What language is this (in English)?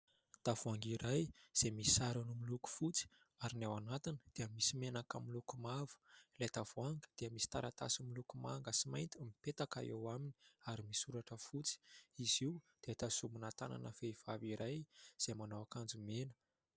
Malagasy